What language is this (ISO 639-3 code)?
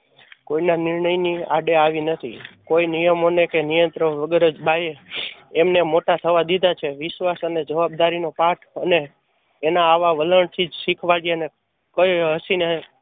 guj